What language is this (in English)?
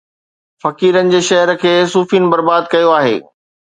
Sindhi